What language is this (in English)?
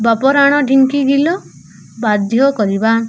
Odia